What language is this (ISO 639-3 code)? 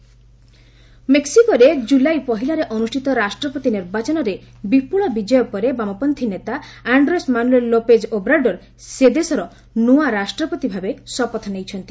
ori